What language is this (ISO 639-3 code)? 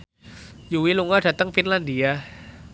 jav